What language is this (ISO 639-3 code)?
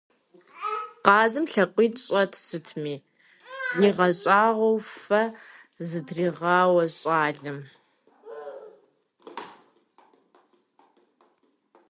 kbd